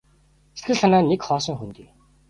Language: Mongolian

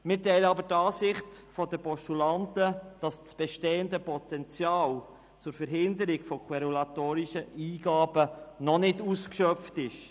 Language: Swiss German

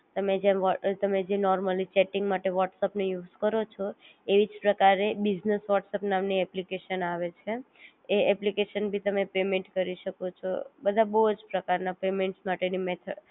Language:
Gujarati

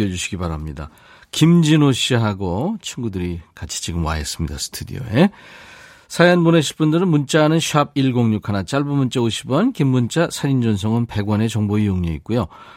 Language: Korean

